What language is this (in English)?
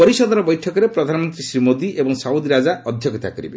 Odia